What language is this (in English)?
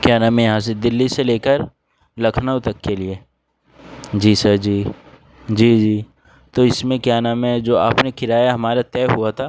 Urdu